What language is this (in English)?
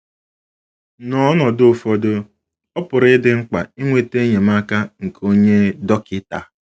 Igbo